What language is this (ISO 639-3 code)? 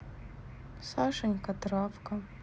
rus